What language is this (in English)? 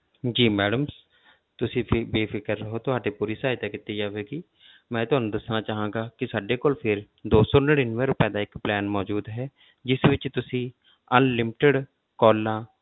Punjabi